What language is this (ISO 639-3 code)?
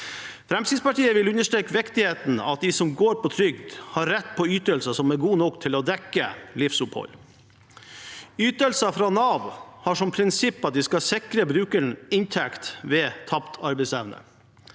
nor